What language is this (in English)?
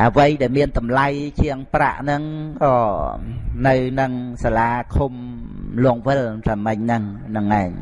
Vietnamese